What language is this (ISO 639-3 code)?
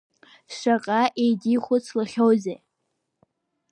abk